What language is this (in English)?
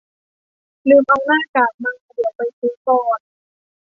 Thai